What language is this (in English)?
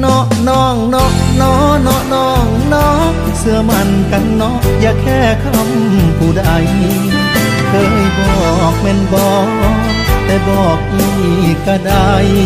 Thai